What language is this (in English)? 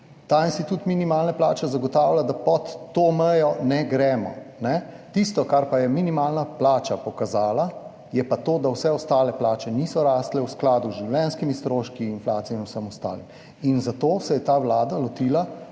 Slovenian